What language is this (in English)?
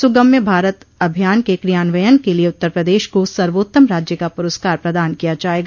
Hindi